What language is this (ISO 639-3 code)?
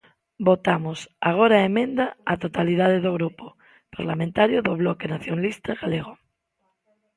glg